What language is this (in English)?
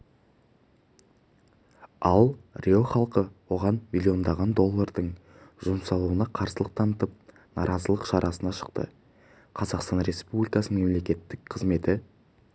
Kazakh